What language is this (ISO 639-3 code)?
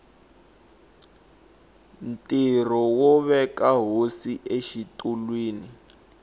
tso